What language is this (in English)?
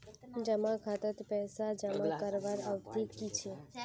Magahi